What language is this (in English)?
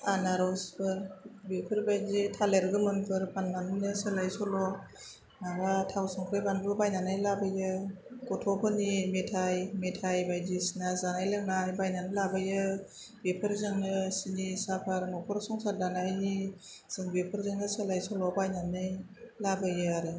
Bodo